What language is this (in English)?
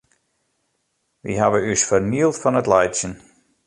Western Frisian